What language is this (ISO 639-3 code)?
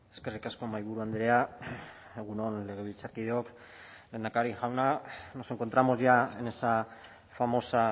eus